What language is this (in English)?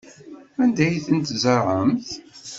Kabyle